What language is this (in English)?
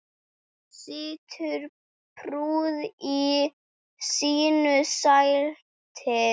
Icelandic